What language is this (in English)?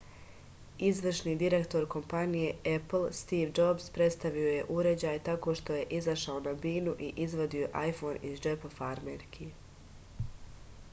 Serbian